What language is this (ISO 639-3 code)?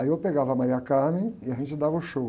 por